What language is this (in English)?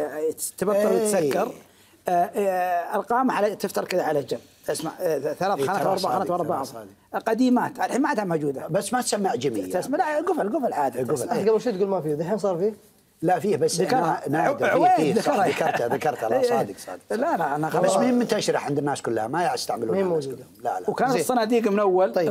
Arabic